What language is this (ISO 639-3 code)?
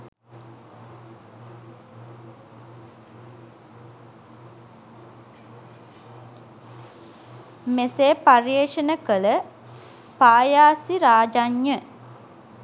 sin